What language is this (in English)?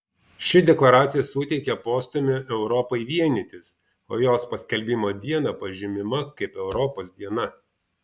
Lithuanian